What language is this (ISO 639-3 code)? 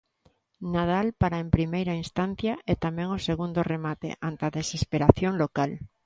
glg